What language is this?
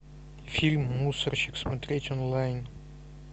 Russian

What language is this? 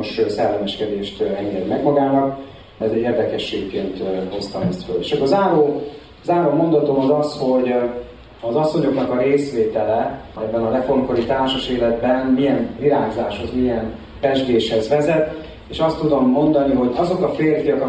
Hungarian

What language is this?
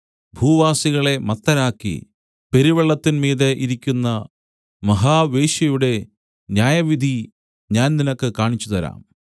Malayalam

